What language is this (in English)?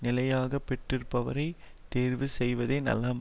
Tamil